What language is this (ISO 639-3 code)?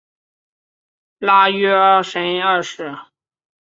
zho